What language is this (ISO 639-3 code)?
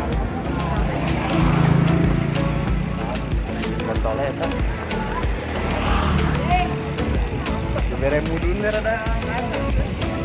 ind